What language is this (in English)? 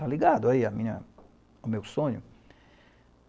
Portuguese